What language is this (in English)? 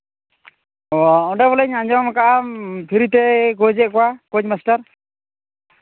Santali